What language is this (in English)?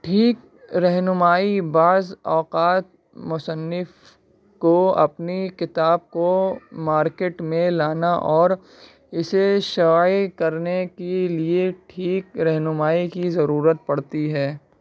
Urdu